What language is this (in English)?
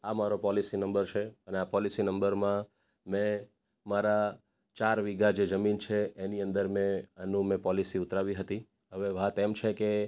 Gujarati